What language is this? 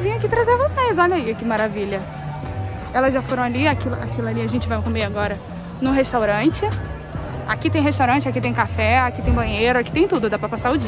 Portuguese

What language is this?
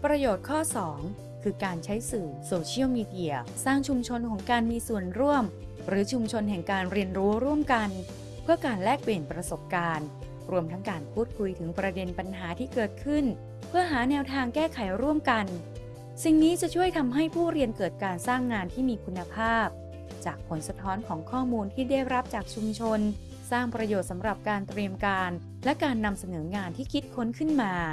Thai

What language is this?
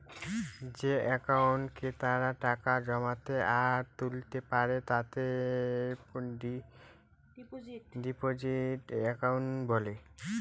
Bangla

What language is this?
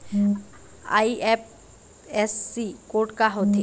Chhattisgarhi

